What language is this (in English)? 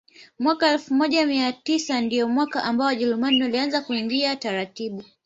Swahili